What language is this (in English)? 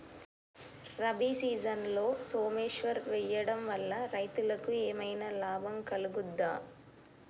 Telugu